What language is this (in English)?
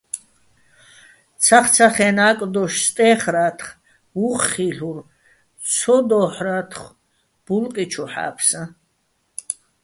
Bats